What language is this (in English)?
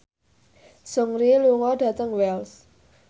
Javanese